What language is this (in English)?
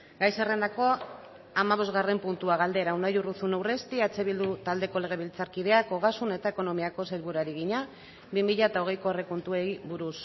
Basque